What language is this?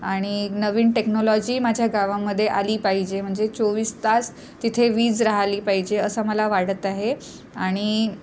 Marathi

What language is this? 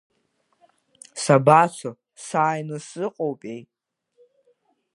Abkhazian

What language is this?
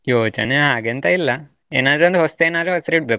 Kannada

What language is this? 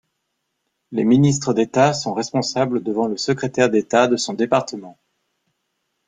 French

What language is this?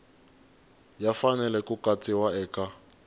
Tsonga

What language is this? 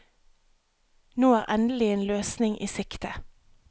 Norwegian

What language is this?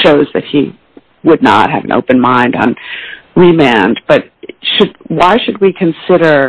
English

